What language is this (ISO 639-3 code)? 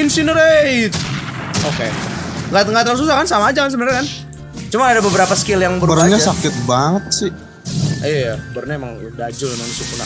ind